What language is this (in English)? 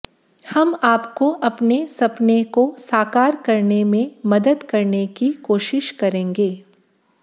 Hindi